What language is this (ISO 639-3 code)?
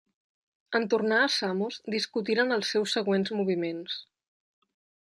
cat